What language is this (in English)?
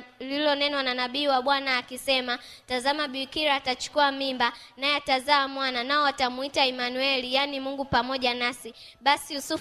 Swahili